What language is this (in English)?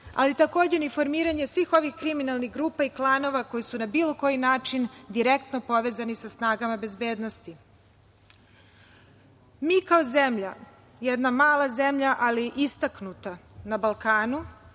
Serbian